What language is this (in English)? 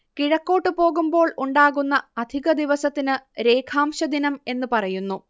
Malayalam